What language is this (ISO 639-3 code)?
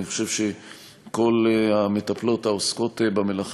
heb